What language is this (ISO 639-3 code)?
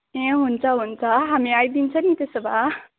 nep